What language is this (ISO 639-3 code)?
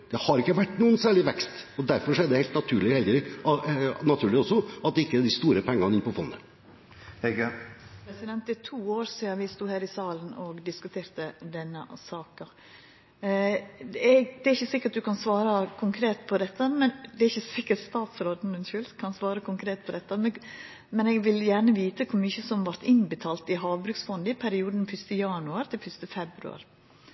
nor